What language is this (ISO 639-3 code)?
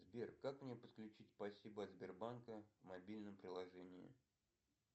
rus